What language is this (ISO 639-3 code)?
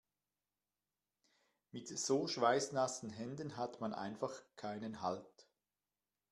deu